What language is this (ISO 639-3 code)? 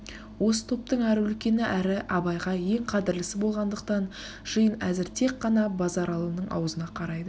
kaz